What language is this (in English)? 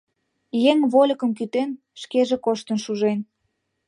Mari